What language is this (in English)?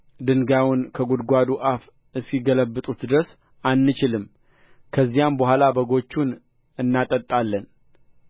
Amharic